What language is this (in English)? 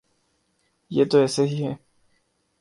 Urdu